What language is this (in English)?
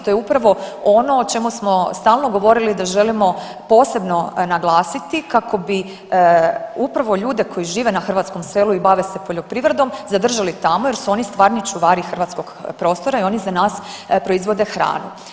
Croatian